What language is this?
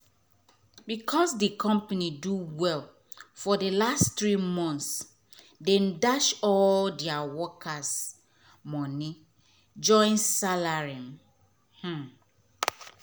Nigerian Pidgin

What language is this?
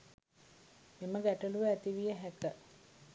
Sinhala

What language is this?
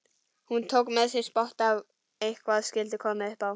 Icelandic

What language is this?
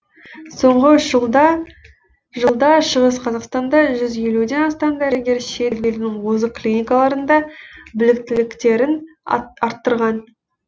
Kazakh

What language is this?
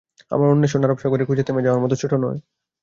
Bangla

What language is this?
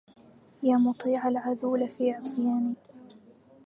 Arabic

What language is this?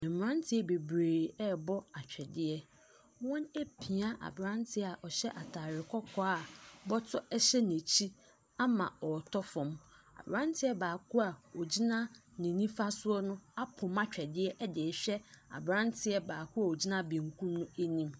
Akan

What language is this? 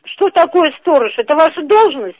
Russian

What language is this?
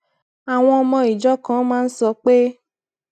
Yoruba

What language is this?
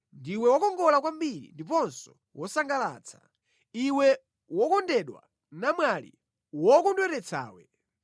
Nyanja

